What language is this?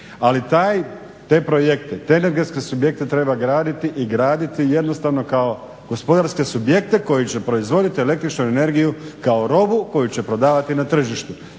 Croatian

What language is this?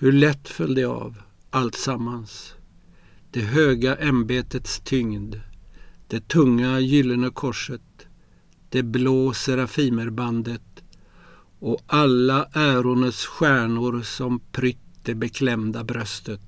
Swedish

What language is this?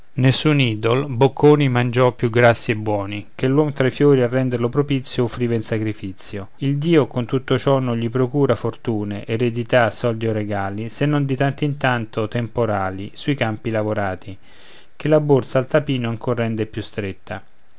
Italian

